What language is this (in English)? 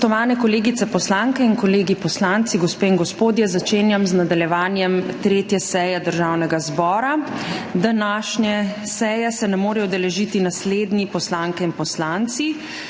Slovenian